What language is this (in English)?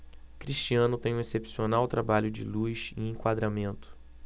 Portuguese